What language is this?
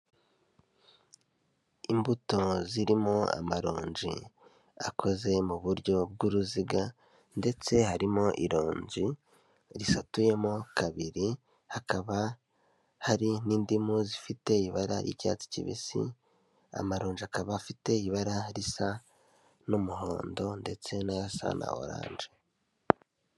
Kinyarwanda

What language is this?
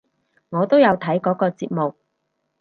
Cantonese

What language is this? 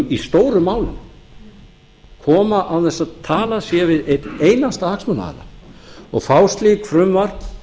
Icelandic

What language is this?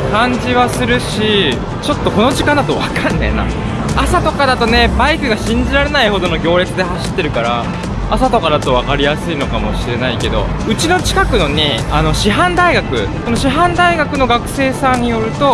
Japanese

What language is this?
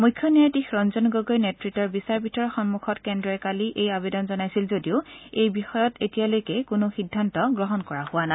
Assamese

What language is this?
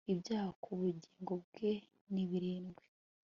Kinyarwanda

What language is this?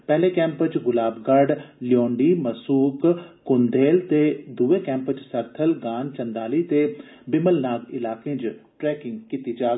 Dogri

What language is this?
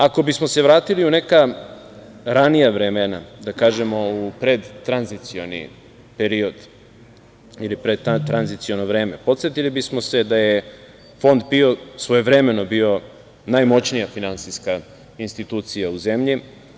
Serbian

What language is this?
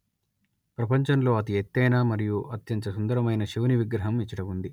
Telugu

